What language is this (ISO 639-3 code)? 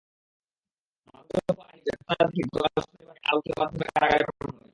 ben